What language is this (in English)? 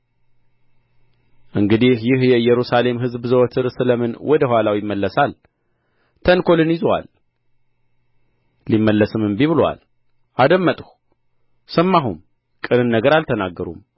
Amharic